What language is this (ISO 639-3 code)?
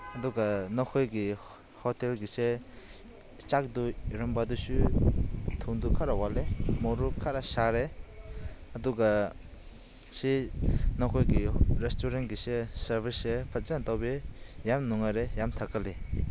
mni